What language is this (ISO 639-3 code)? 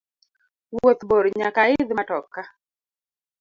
luo